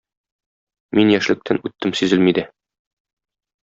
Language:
Tatar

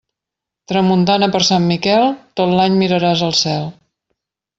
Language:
Catalan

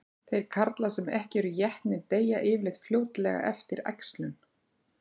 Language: Icelandic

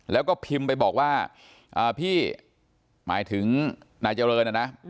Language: Thai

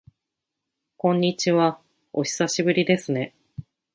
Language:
Japanese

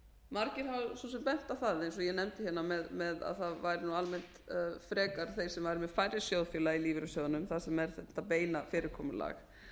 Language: Icelandic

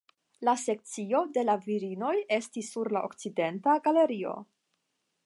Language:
Esperanto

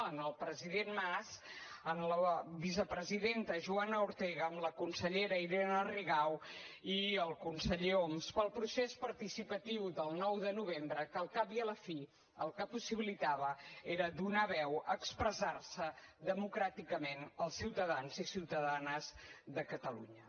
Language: Catalan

